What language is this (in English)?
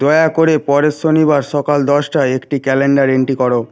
Bangla